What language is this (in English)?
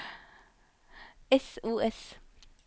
Norwegian